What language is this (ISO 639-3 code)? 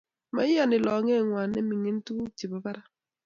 kln